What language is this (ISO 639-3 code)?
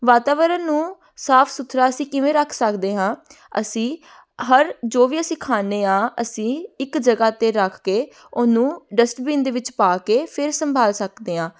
pan